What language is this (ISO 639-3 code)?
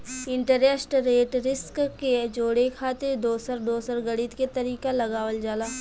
bho